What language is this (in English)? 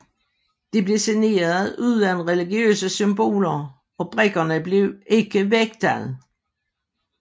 Danish